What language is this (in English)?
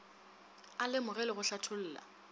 Northern Sotho